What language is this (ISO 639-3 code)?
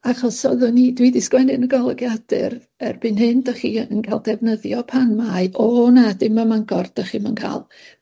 cym